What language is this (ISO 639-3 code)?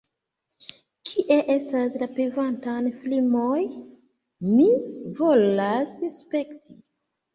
epo